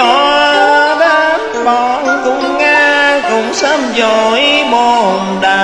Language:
Vietnamese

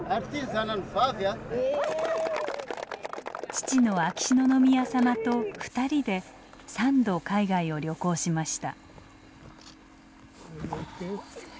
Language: Japanese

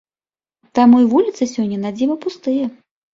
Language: Belarusian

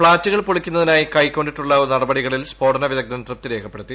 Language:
Malayalam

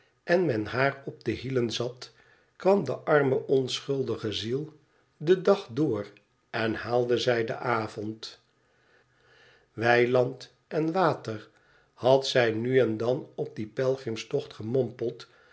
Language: Dutch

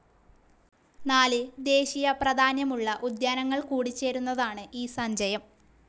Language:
Malayalam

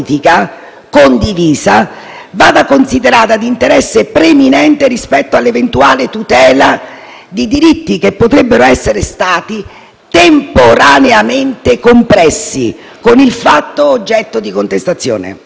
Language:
Italian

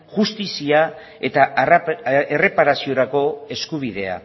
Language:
Basque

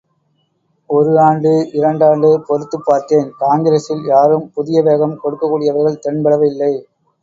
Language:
Tamil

